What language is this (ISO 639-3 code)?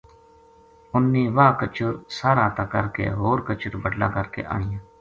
gju